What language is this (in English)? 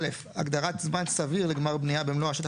Hebrew